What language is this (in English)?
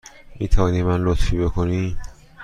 Persian